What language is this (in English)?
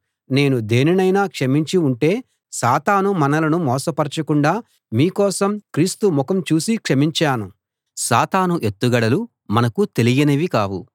Telugu